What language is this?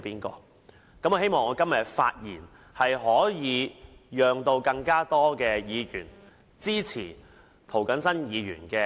Cantonese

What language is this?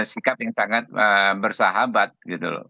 Indonesian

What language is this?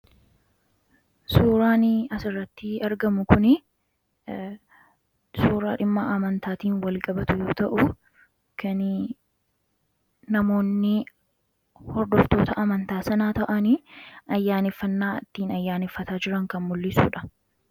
Oromo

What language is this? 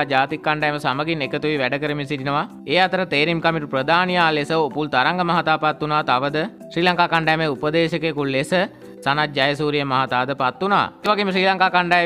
Korean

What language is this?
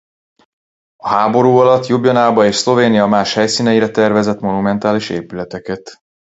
Hungarian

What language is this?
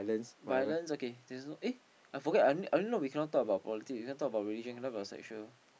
English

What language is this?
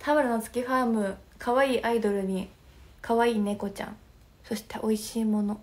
Japanese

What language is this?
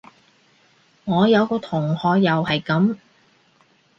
Cantonese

